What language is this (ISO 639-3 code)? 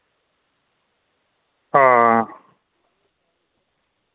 doi